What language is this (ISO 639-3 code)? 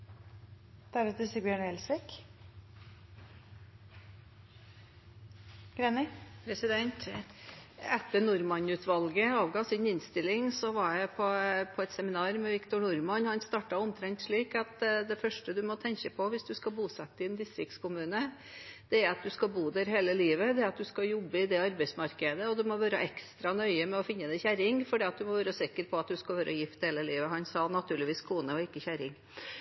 nob